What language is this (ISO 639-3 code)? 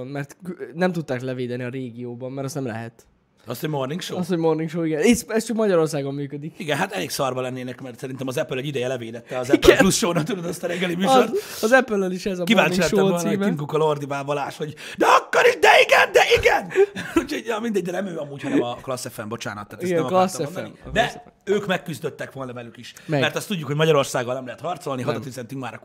hun